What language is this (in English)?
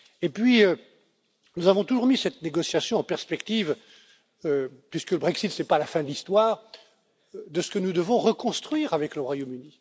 French